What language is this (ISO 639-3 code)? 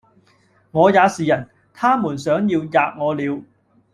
yue